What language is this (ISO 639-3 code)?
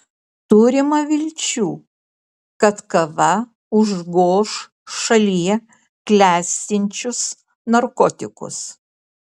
lit